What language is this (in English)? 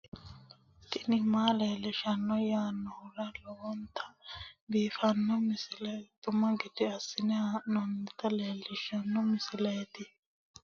Sidamo